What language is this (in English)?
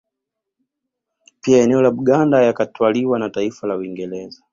Swahili